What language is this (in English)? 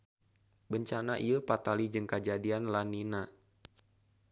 Sundanese